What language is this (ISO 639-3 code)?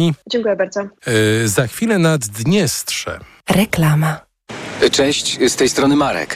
pol